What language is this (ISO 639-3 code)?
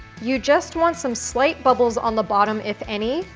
eng